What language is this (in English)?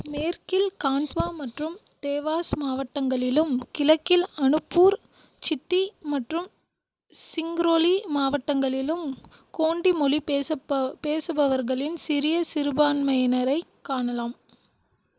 Tamil